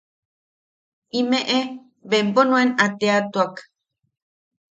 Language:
Yaqui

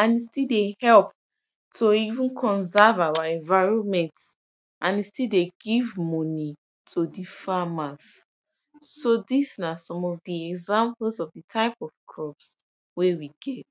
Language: Nigerian Pidgin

